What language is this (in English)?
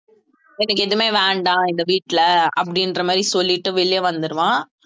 Tamil